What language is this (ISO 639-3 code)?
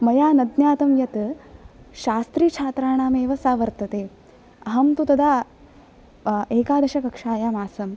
san